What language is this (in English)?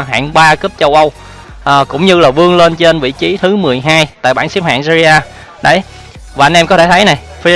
Vietnamese